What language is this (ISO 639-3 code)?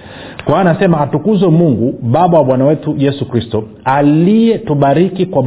swa